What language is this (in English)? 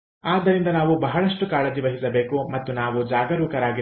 Kannada